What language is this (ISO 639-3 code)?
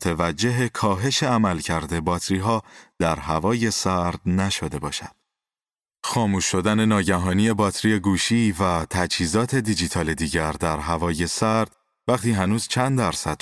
fas